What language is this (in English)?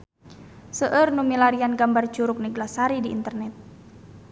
Sundanese